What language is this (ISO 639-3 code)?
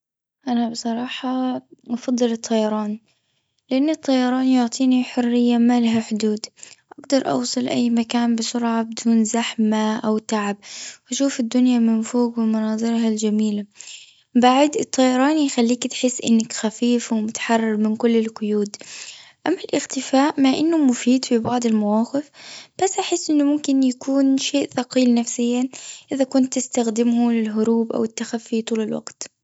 afb